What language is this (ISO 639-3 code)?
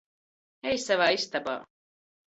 lav